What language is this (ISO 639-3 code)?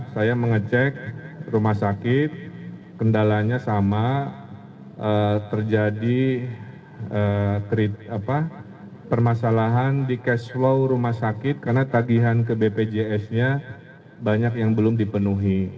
ind